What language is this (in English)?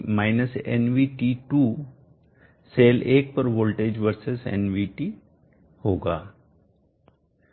Hindi